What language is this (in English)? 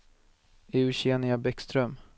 Swedish